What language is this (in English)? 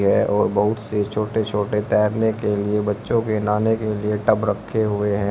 Hindi